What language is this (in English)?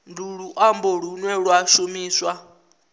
Venda